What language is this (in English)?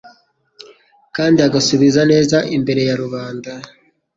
Kinyarwanda